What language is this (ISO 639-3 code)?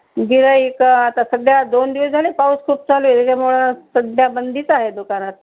mar